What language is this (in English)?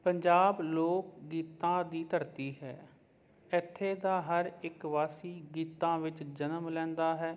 Punjabi